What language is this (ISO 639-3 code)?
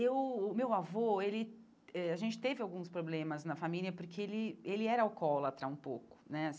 por